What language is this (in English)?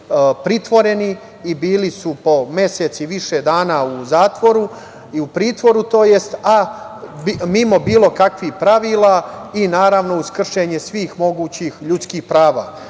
Serbian